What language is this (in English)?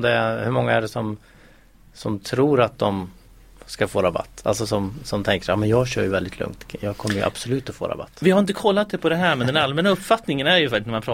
Swedish